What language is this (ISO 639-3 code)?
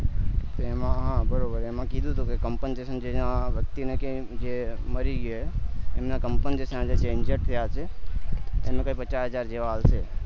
guj